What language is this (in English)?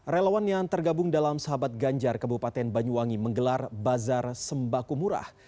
Indonesian